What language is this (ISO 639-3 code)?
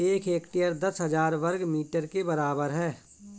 hin